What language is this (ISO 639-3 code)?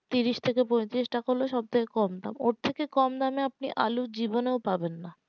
ben